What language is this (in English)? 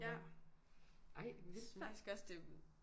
Danish